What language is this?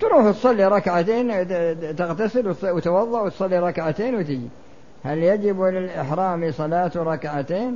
Arabic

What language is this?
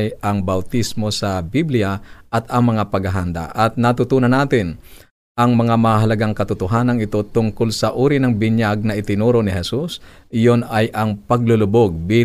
Filipino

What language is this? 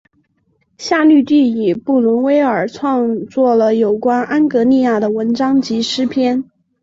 Chinese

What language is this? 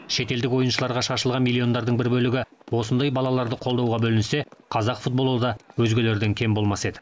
Kazakh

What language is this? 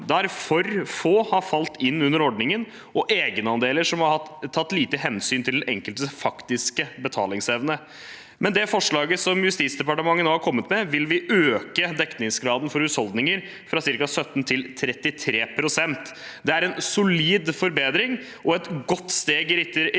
Norwegian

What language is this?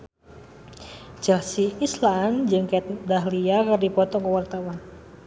Sundanese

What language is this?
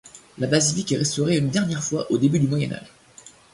French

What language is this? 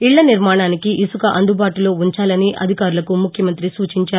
Telugu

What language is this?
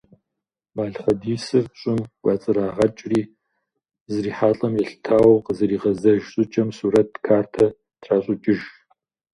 Kabardian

